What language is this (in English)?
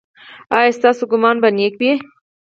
Pashto